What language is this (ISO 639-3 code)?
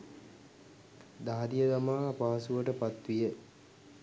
sin